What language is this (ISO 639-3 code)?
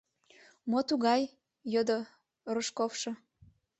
chm